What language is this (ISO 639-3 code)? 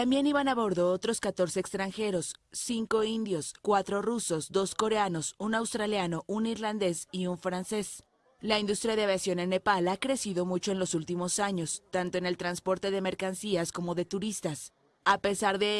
spa